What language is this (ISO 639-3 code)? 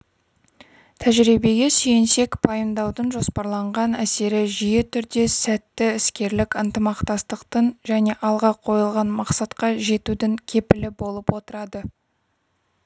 kaz